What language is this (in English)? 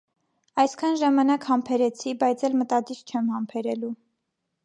Armenian